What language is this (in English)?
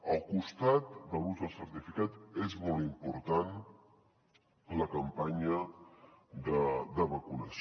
Catalan